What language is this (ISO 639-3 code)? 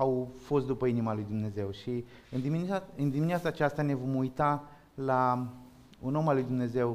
ron